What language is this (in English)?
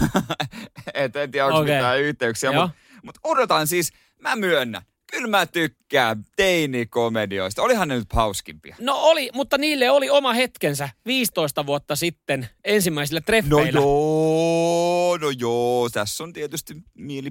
Finnish